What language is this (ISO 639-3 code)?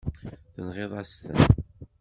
kab